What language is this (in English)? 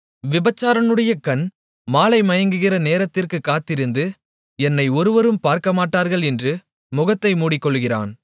Tamil